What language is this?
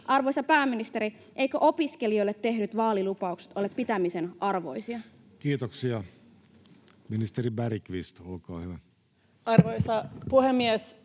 Finnish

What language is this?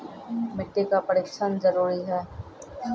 Maithili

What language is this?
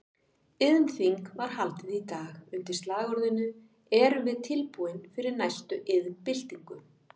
Icelandic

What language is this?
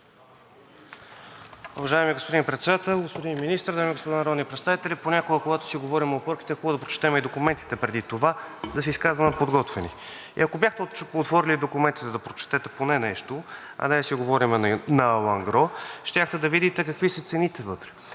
Bulgarian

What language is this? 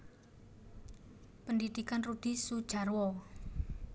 Javanese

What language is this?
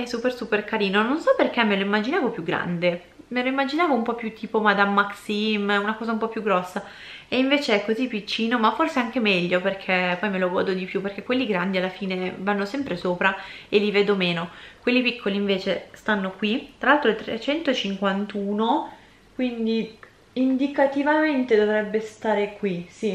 Italian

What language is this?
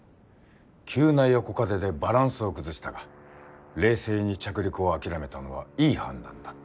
Japanese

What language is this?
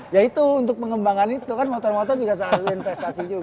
Indonesian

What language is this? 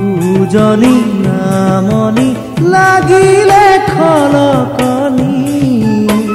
Hindi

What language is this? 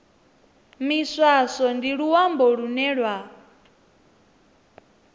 Venda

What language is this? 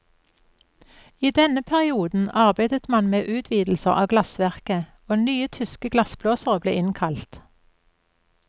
Norwegian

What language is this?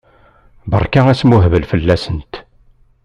Kabyle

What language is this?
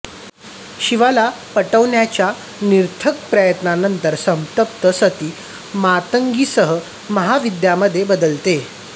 Marathi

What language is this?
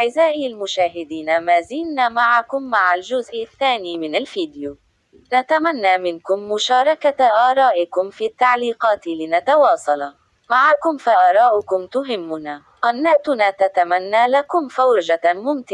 Arabic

